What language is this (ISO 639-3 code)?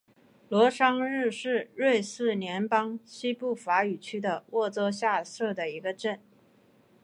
zho